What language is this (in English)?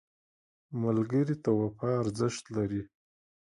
Pashto